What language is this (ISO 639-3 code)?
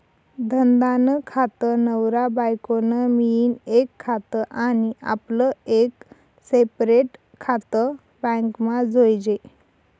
mar